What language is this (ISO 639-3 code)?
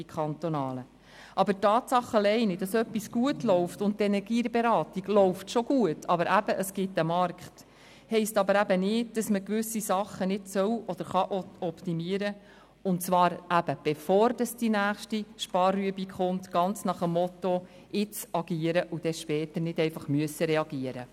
gsw